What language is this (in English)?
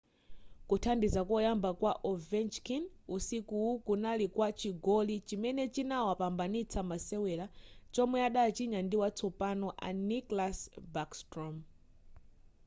Nyanja